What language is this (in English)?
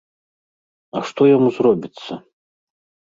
Belarusian